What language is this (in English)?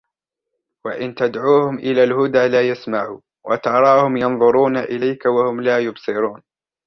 Arabic